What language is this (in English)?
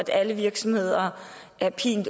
Danish